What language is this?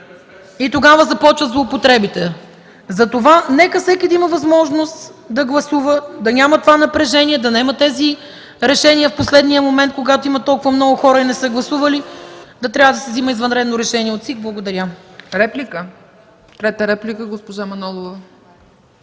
Bulgarian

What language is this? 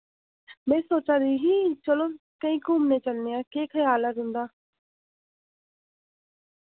Dogri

